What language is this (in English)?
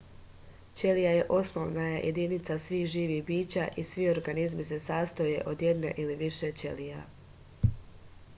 Serbian